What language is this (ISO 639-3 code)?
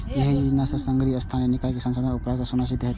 mai